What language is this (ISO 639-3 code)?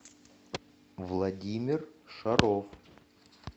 rus